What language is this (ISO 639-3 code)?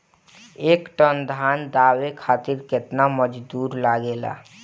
bho